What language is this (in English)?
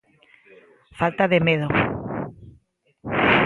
Galician